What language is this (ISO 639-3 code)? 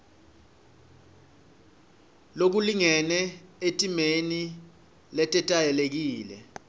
ssw